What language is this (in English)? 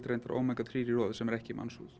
Icelandic